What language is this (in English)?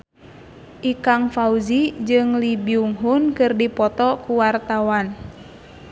Sundanese